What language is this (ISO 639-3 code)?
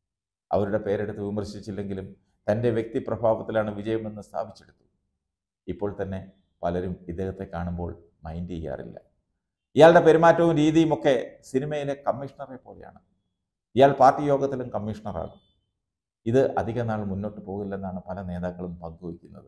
mal